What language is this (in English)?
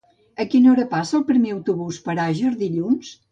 Catalan